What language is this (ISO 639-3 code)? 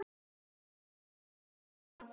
isl